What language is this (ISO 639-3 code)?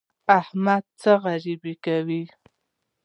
pus